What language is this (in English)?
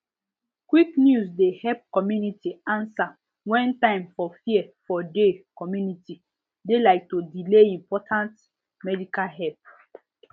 Nigerian Pidgin